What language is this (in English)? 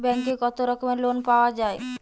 Bangla